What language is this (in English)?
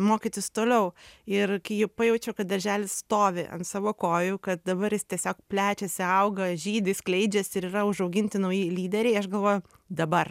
Lithuanian